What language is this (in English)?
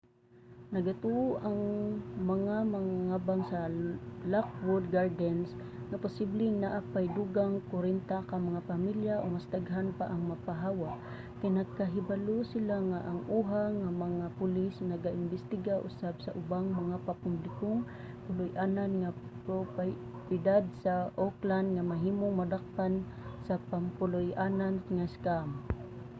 Cebuano